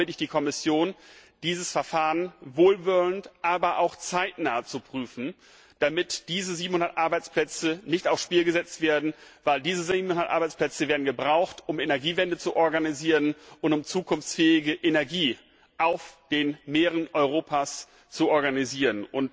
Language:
German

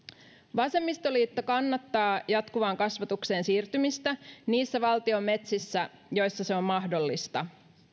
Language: Finnish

